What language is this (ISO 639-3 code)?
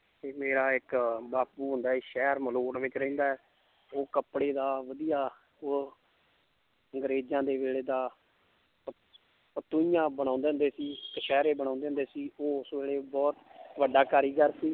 pan